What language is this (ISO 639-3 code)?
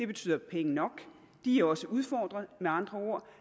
dan